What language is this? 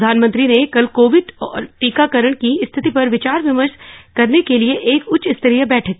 Hindi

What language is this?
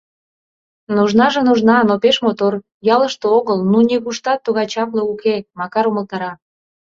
Mari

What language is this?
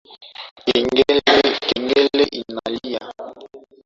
Swahili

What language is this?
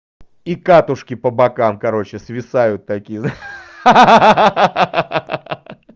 Russian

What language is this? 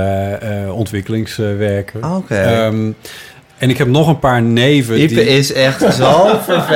Dutch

